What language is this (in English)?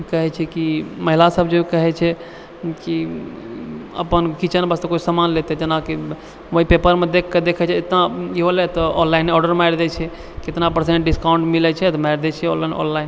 Maithili